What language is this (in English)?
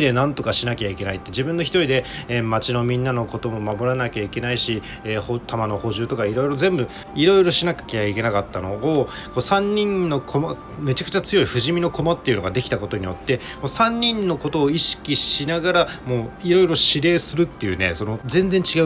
Japanese